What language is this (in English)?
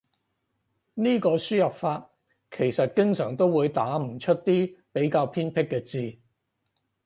Cantonese